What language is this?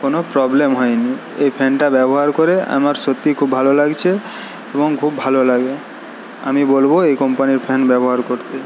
Bangla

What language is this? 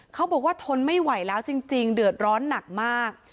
Thai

